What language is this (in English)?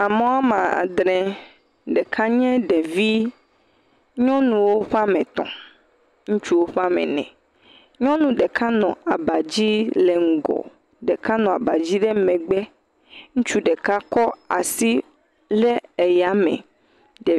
Ewe